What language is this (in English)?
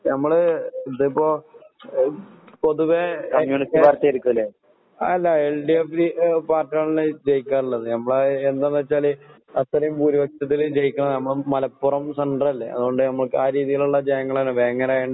Malayalam